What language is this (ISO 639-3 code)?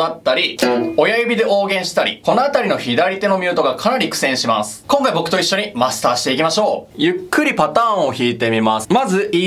jpn